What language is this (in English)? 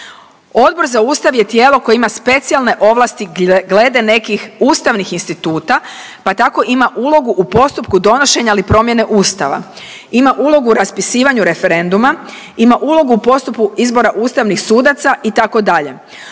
Croatian